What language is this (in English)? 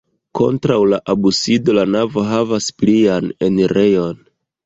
Esperanto